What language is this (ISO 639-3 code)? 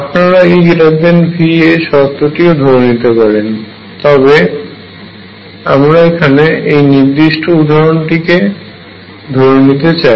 ben